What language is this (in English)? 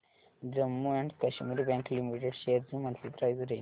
Marathi